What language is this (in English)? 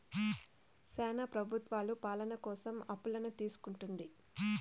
Telugu